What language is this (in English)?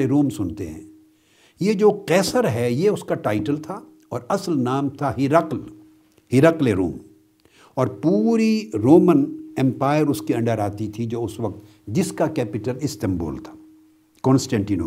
Urdu